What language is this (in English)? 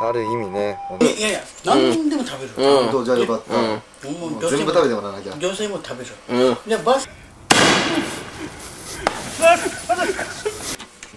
Japanese